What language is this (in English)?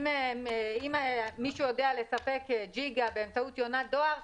Hebrew